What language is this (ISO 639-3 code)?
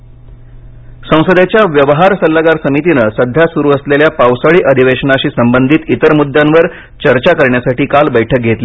mar